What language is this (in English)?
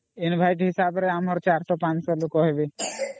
Odia